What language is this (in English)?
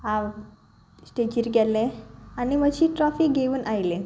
Konkani